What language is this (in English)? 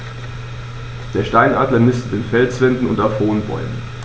German